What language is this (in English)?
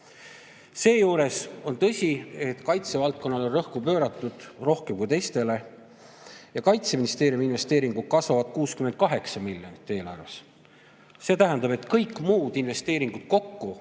Estonian